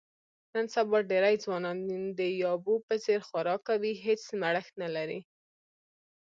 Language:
Pashto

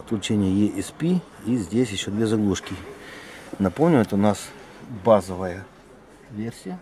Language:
Russian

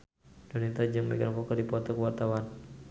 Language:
Sundanese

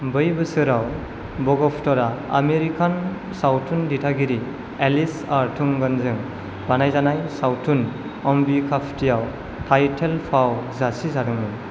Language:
Bodo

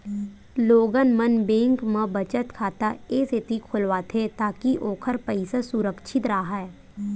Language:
Chhattisgarhi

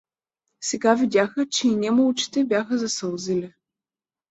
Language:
Bulgarian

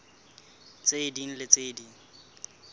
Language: Southern Sotho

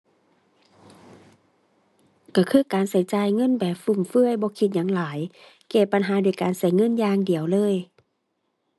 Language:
Thai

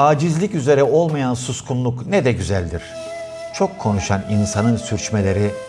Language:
Turkish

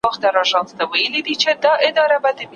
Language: Pashto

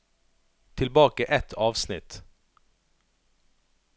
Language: Norwegian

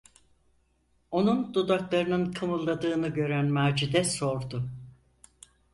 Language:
Turkish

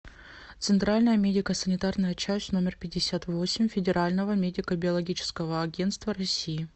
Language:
Russian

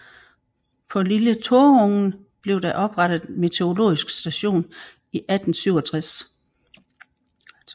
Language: Danish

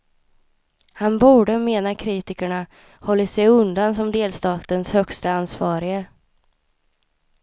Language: Swedish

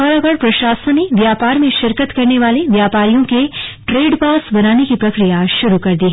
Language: Hindi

